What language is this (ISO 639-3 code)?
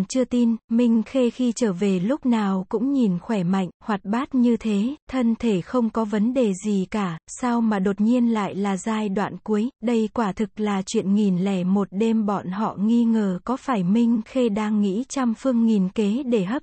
vie